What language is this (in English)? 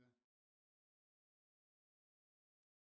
Danish